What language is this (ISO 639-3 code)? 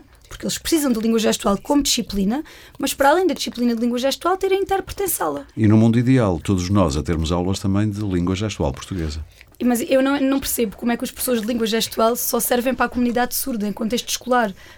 por